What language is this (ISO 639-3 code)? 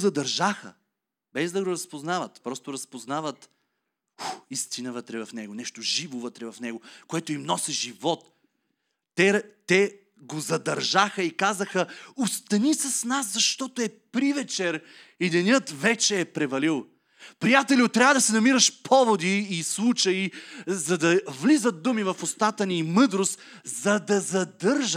bul